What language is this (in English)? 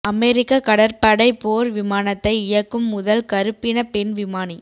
Tamil